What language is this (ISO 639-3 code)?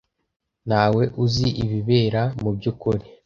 kin